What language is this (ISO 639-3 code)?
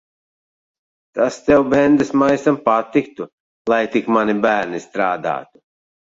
lav